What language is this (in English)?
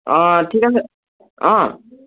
Assamese